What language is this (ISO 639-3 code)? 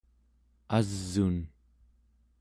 esu